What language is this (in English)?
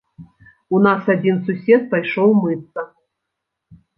Belarusian